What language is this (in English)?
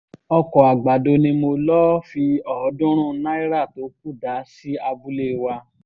Yoruba